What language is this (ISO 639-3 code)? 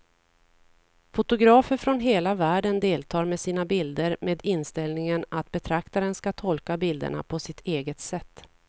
swe